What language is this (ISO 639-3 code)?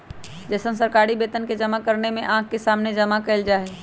mag